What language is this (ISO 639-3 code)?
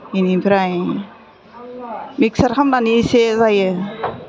brx